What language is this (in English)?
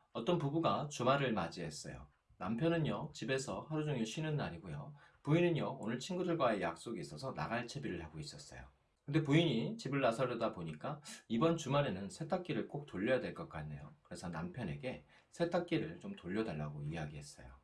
Korean